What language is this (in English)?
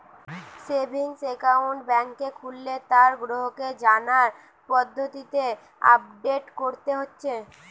Bangla